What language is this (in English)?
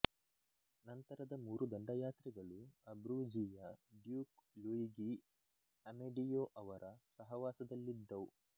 Kannada